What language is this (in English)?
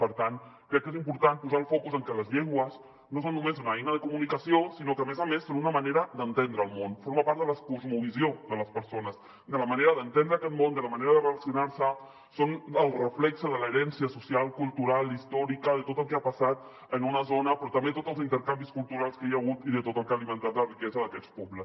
Catalan